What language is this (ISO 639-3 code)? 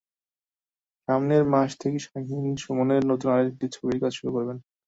ben